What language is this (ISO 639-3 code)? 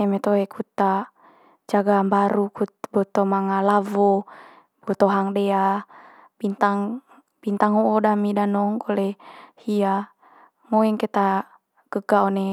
mqy